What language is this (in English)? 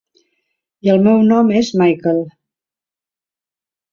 Catalan